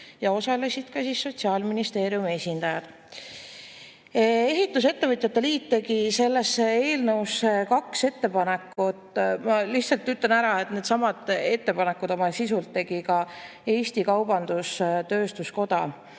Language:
Estonian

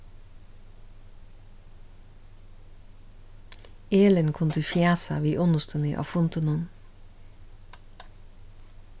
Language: Faroese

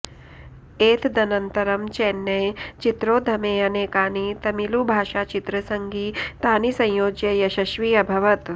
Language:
Sanskrit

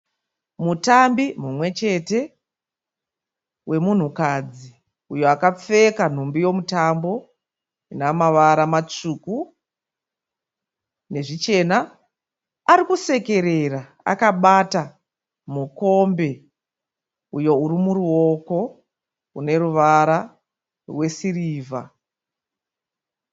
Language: Shona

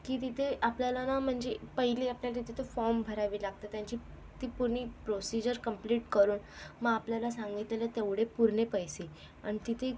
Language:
Marathi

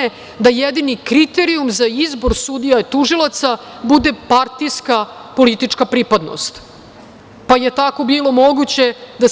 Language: Serbian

